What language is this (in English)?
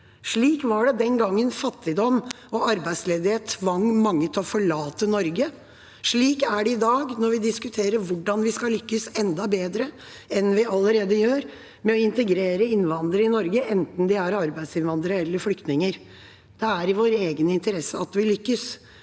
Norwegian